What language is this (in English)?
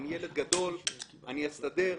Hebrew